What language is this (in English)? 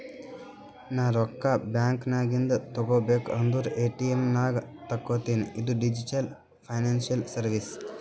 Kannada